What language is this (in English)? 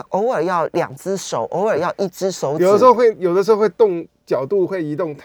Chinese